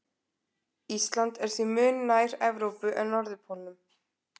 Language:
Icelandic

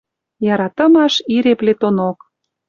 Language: Western Mari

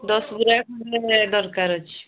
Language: Odia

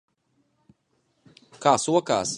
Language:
Latvian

